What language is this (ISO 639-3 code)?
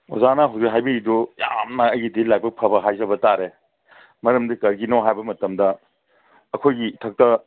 mni